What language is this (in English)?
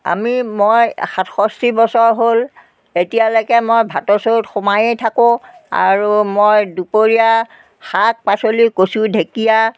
Assamese